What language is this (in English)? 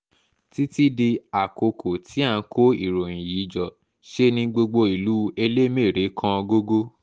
Yoruba